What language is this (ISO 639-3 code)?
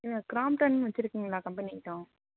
tam